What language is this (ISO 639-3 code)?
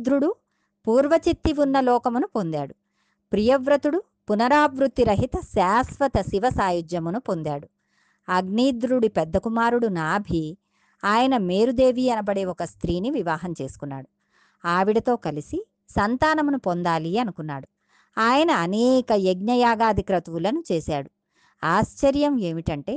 tel